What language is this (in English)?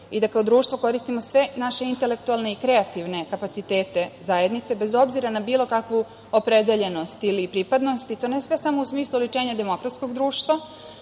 Serbian